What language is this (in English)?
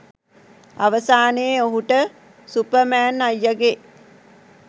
Sinhala